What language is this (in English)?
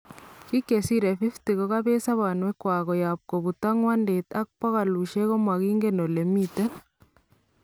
Kalenjin